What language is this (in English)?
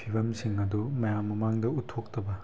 Manipuri